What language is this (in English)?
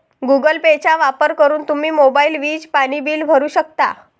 Marathi